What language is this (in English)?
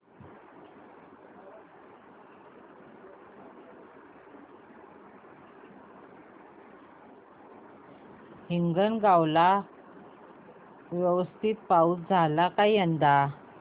Marathi